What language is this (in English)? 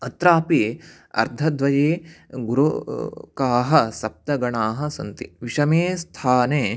Sanskrit